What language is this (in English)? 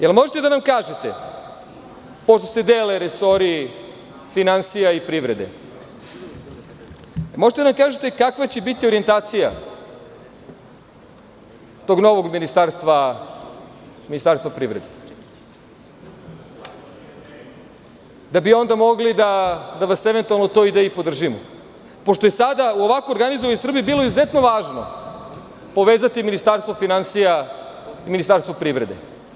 Serbian